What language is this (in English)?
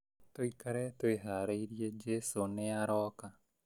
Kikuyu